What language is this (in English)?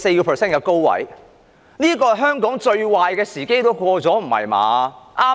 Cantonese